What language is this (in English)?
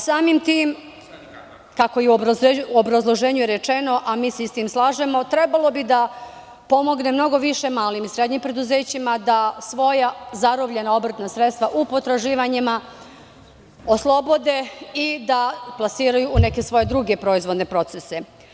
Serbian